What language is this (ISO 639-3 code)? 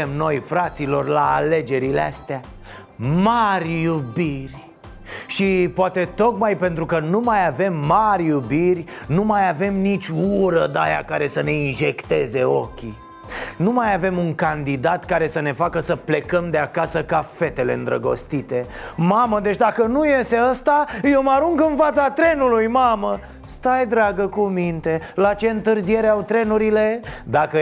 ron